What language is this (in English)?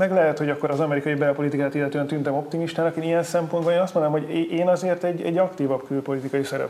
Hungarian